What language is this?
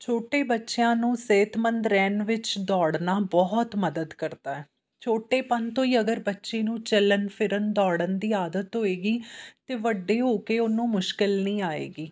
Punjabi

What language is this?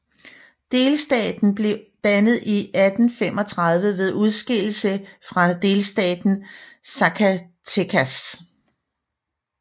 Danish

